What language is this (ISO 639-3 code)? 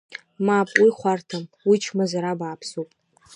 abk